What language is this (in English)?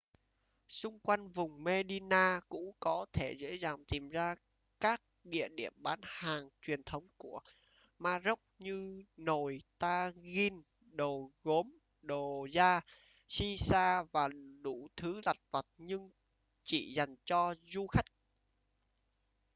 Vietnamese